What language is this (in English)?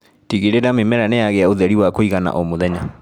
Kikuyu